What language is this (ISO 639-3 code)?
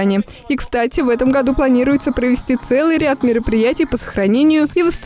rus